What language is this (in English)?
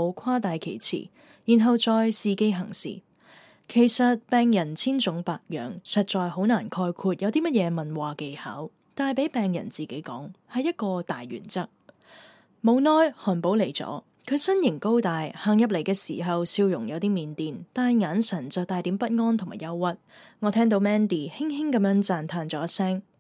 Chinese